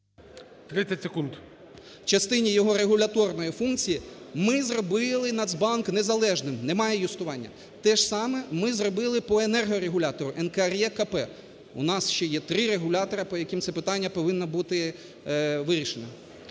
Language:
Ukrainian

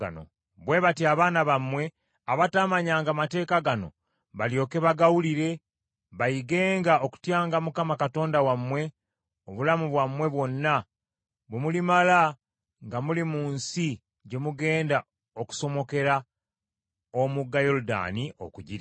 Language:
Ganda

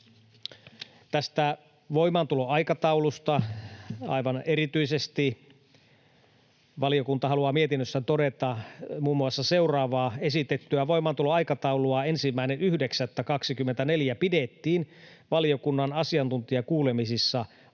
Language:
Finnish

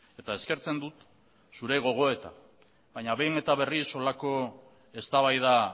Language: Basque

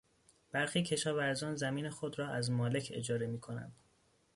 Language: Persian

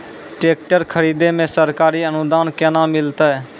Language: Maithili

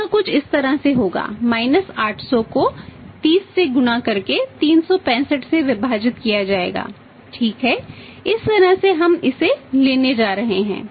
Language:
Hindi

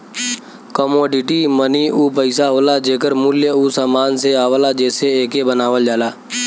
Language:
Bhojpuri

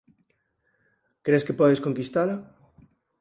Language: Galician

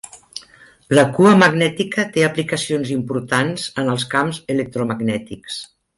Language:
Catalan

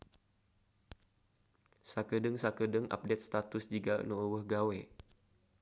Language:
Sundanese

